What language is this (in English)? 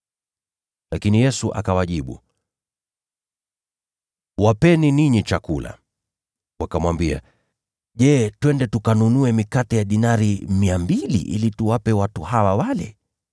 Swahili